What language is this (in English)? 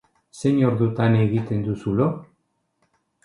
Basque